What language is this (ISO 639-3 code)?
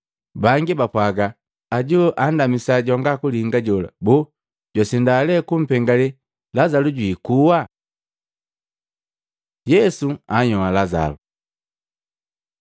mgv